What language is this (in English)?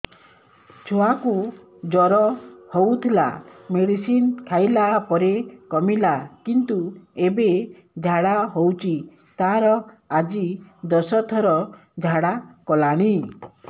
Odia